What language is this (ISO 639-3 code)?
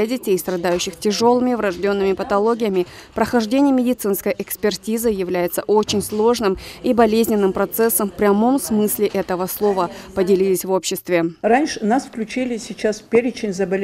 rus